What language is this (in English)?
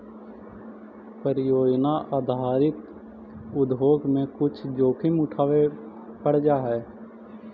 Magahi